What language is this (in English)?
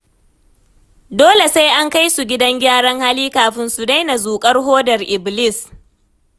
Hausa